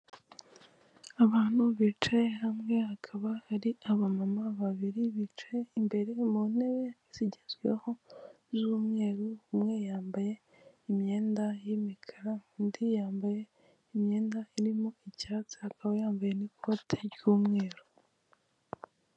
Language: Kinyarwanda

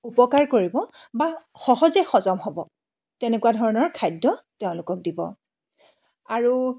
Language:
Assamese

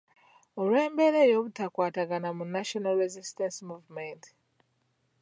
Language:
Ganda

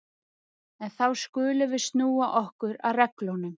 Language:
Icelandic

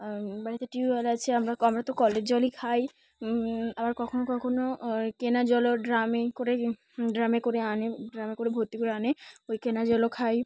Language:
Bangla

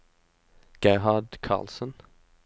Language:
Norwegian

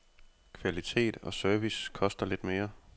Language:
Danish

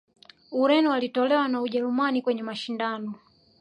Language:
Swahili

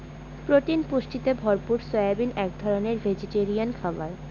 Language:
Bangla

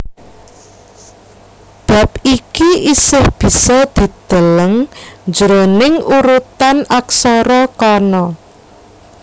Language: Javanese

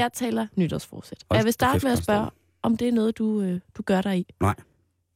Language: Danish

